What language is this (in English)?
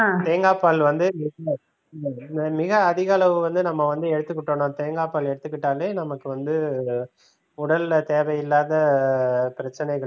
Tamil